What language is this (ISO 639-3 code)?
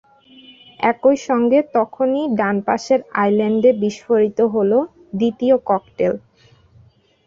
ben